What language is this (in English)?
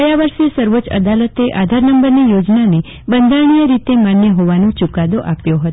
Gujarati